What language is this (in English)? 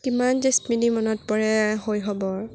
Assamese